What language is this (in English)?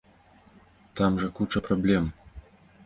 Belarusian